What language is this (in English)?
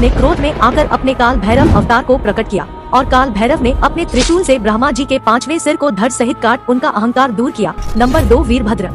Hindi